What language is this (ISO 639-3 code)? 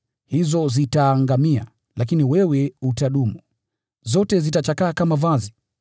swa